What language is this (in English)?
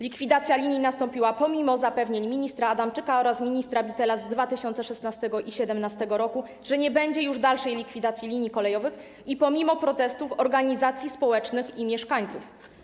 Polish